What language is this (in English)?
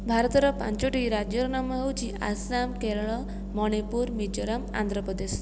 Odia